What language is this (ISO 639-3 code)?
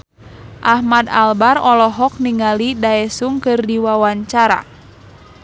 sun